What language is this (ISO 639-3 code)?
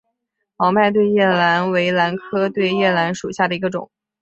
zho